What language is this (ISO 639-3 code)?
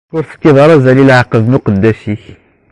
kab